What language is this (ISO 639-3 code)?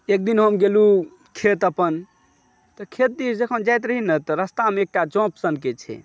mai